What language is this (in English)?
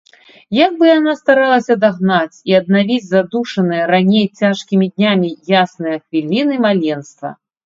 Belarusian